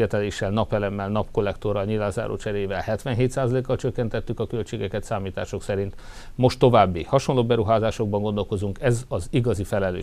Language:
Hungarian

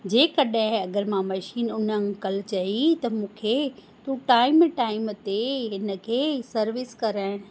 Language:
Sindhi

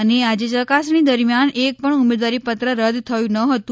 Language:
Gujarati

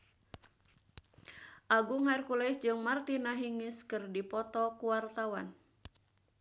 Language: Sundanese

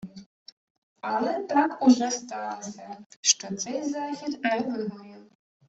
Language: Ukrainian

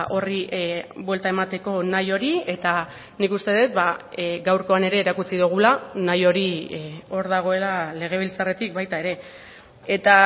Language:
Basque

